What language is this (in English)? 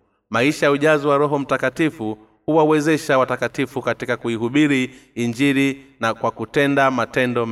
Swahili